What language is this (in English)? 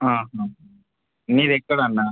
Telugu